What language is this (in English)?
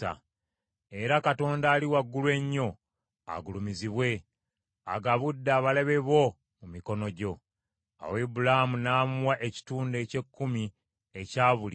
Ganda